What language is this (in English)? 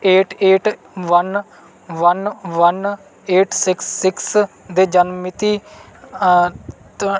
Punjabi